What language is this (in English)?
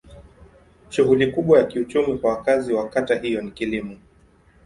Swahili